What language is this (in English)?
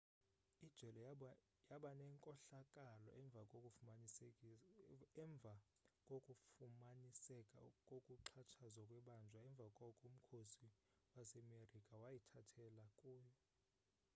Xhosa